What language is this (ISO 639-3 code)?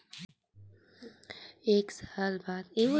hne